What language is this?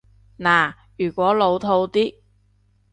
Cantonese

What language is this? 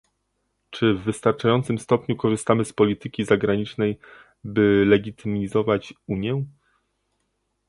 Polish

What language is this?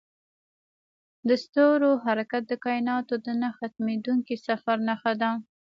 Pashto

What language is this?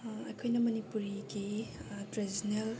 Manipuri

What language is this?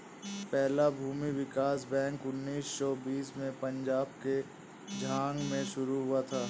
Hindi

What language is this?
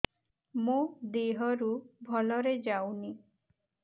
Odia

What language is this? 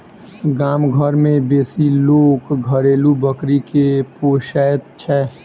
Maithili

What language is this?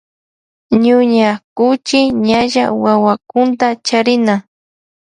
Loja Highland Quichua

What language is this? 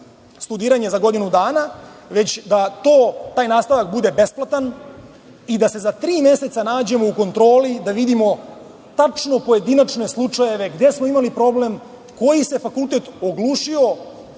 Serbian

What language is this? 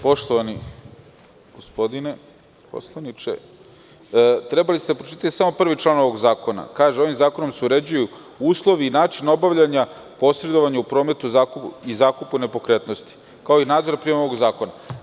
Serbian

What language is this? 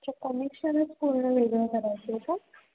Marathi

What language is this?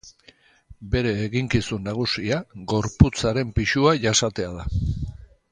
Basque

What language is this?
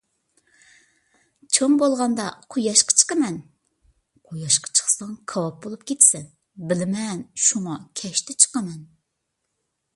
Uyghur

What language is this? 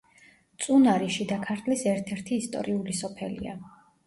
Georgian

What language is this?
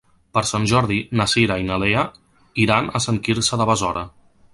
Catalan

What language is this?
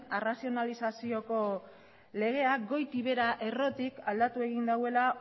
Basque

